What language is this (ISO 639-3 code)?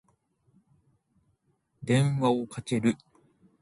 jpn